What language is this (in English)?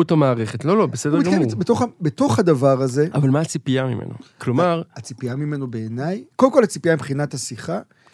Hebrew